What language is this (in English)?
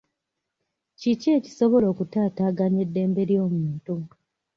Ganda